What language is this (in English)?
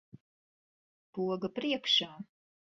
Latvian